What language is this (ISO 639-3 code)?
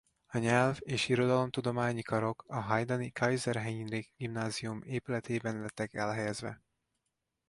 hun